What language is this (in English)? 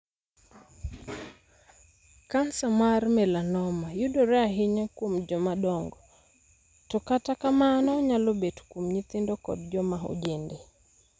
Luo (Kenya and Tanzania)